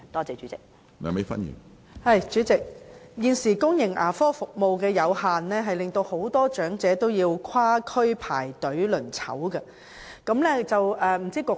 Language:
Cantonese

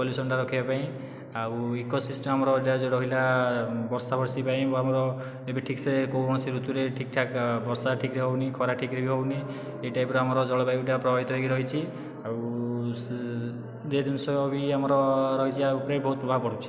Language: Odia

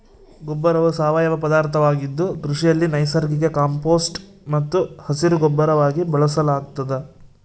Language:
Kannada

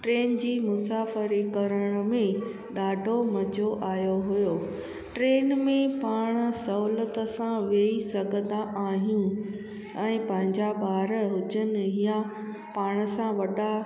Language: Sindhi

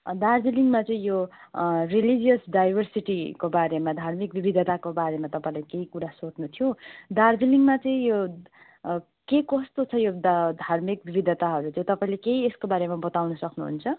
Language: Nepali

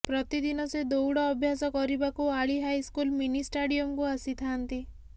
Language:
Odia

